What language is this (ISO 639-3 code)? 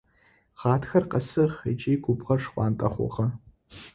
ady